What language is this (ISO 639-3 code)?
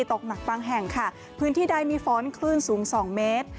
tha